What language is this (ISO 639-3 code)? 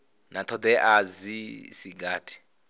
ven